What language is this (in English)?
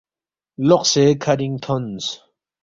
Balti